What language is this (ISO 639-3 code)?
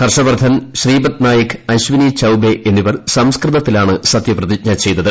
mal